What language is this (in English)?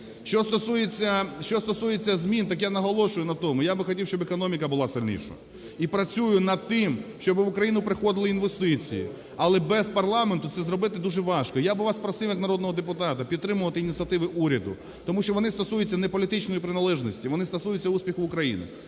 Ukrainian